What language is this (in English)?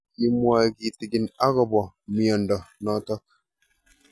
Kalenjin